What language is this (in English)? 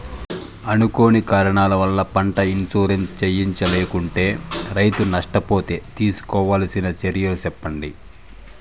Telugu